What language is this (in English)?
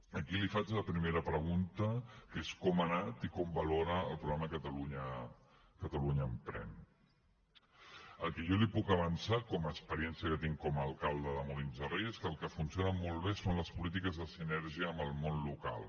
Catalan